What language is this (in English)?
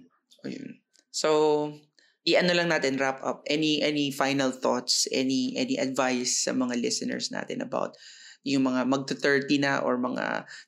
Filipino